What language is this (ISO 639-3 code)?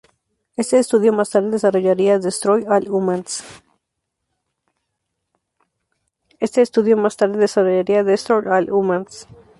spa